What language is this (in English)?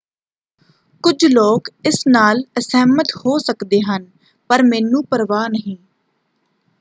Punjabi